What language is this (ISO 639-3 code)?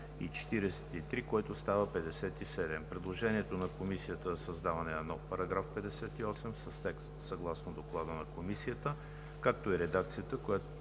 bul